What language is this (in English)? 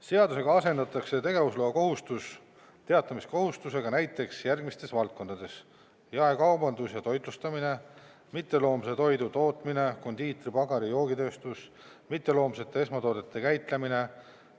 Estonian